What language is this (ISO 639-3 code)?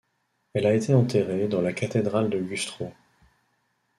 fra